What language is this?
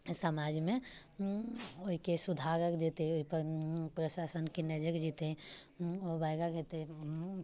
Maithili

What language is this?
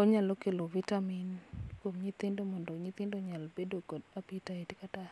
Luo (Kenya and Tanzania)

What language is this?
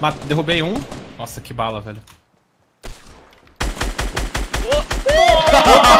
Portuguese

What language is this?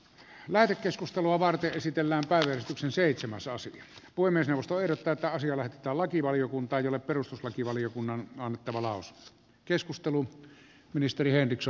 Finnish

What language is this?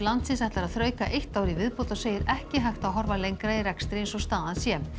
Icelandic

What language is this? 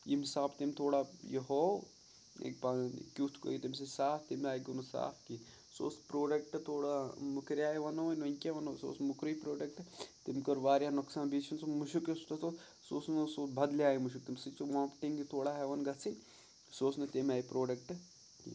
Kashmiri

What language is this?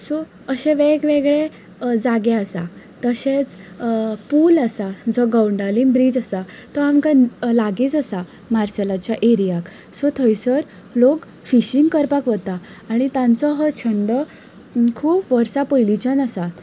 Konkani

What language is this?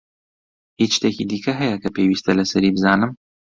Central Kurdish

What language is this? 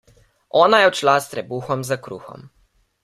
Slovenian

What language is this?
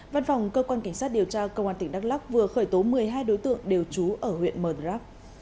Vietnamese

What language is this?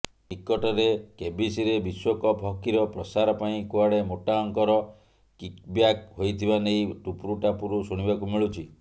Odia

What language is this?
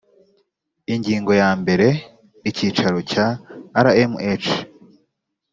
Kinyarwanda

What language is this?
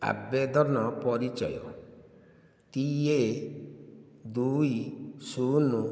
Odia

